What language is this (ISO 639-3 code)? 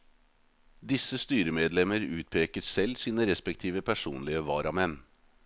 nor